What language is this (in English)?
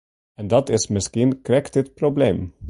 Western Frisian